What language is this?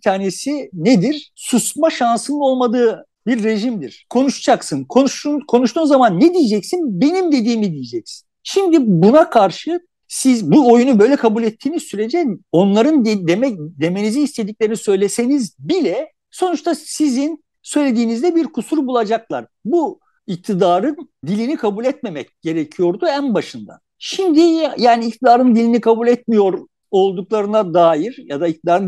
Turkish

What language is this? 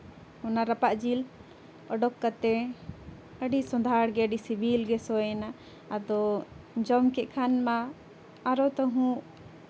Santali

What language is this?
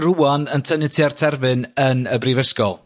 Welsh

